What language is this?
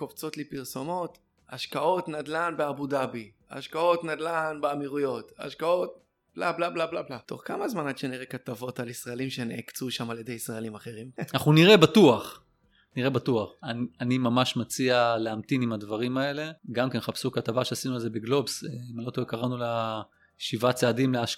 Hebrew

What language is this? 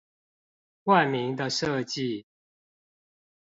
Chinese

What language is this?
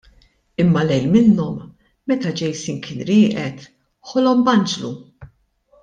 Maltese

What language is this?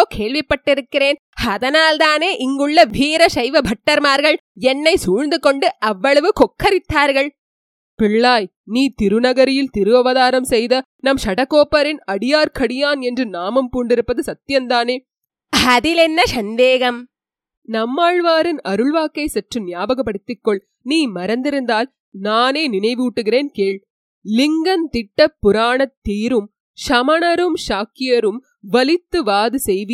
Tamil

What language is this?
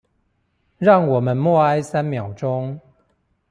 Chinese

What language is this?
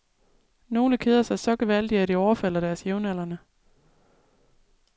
Danish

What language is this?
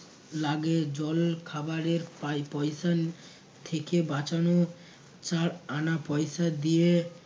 Bangla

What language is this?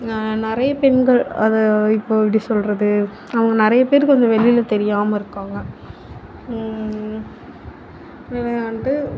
Tamil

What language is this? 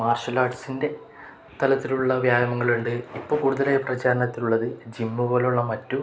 Malayalam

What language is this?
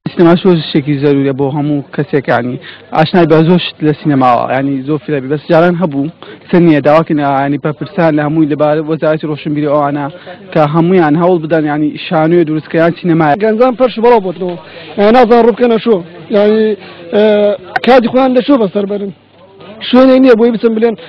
Persian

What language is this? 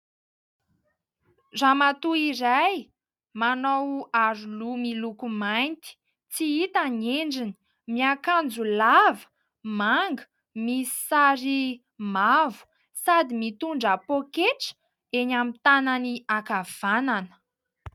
Malagasy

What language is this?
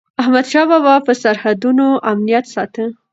Pashto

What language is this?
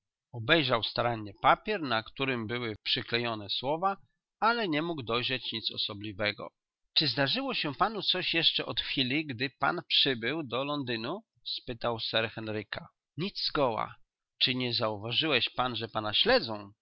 Polish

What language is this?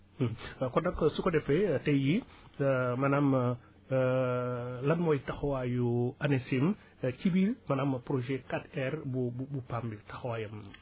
Wolof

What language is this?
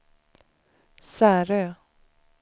Swedish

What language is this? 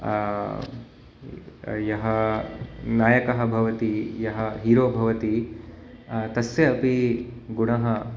Sanskrit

